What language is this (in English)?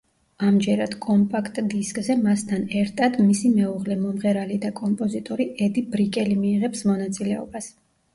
Georgian